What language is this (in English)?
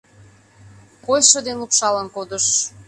Mari